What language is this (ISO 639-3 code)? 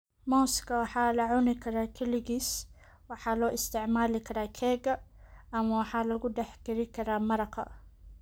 som